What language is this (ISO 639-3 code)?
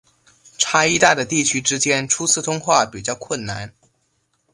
zho